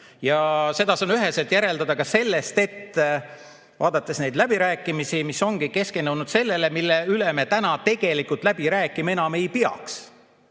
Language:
Estonian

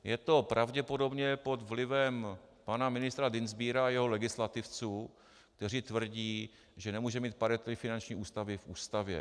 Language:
Czech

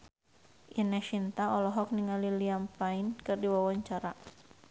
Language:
Sundanese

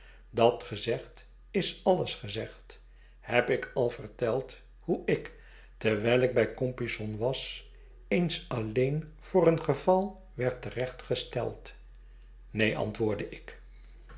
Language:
Dutch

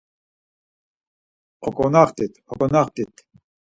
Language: Laz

